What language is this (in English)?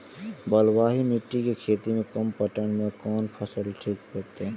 Maithili